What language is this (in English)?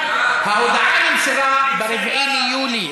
Hebrew